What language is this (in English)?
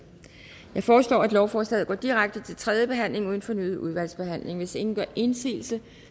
Danish